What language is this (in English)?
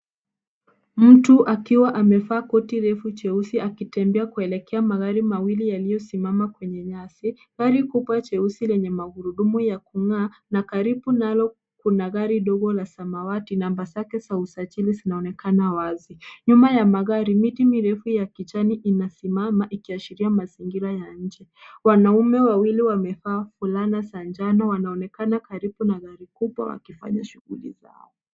Swahili